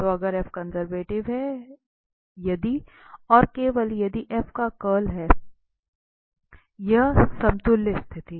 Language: Hindi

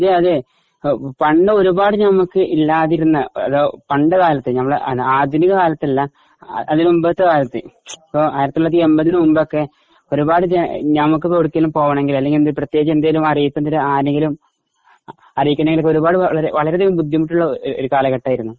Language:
Malayalam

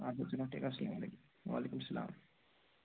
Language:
Kashmiri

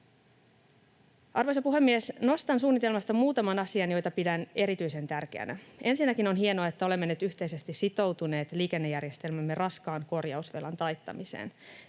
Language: Finnish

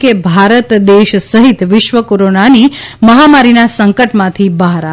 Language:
Gujarati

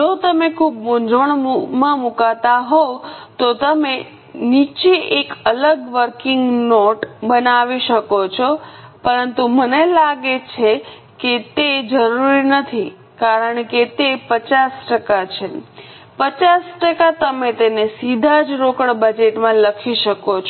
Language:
Gujarati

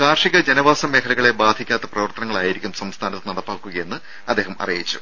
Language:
Malayalam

